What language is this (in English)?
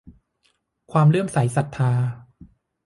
Thai